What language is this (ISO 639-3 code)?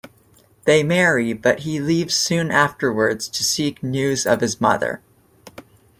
eng